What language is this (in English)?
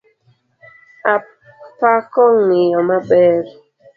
Luo (Kenya and Tanzania)